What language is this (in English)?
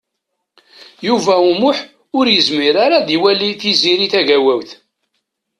Kabyle